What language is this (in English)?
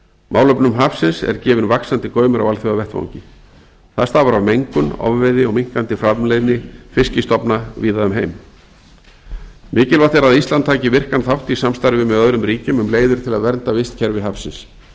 Icelandic